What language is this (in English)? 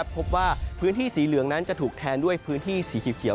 Thai